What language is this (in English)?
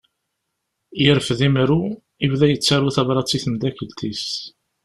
Kabyle